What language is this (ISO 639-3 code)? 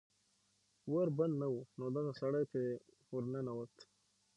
pus